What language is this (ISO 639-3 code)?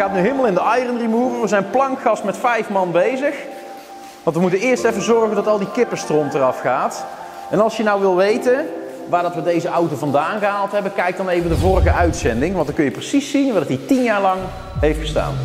nld